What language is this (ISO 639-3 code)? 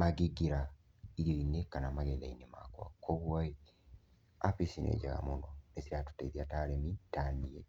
kik